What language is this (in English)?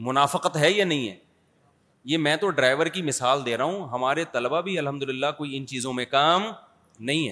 Urdu